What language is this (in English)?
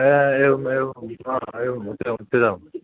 Sanskrit